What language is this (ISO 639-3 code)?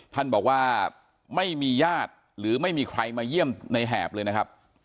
tha